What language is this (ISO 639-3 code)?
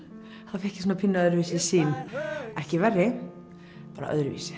isl